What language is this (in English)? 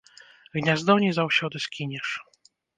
Belarusian